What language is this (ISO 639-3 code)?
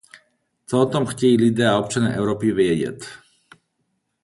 ces